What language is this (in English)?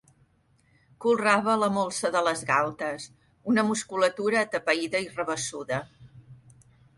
Catalan